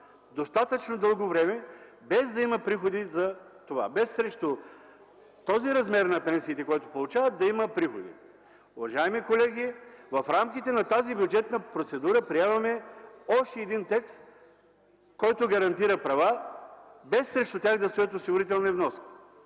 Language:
Bulgarian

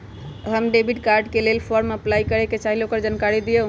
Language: Magahi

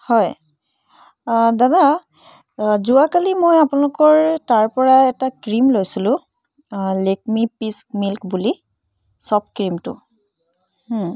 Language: Assamese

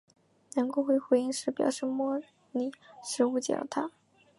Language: Chinese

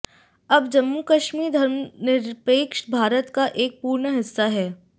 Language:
Hindi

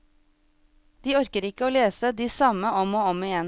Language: Norwegian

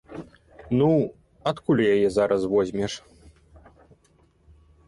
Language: Belarusian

